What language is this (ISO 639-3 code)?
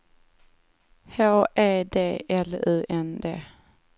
swe